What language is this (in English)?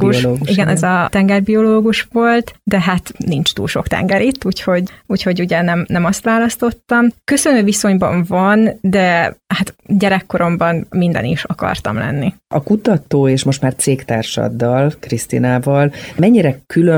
Hungarian